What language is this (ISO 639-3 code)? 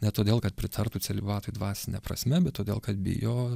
lit